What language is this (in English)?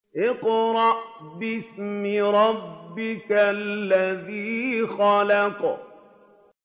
Arabic